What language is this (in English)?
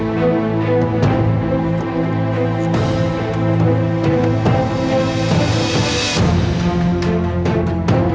Indonesian